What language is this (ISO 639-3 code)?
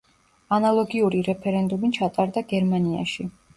kat